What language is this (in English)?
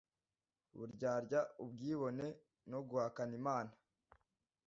Kinyarwanda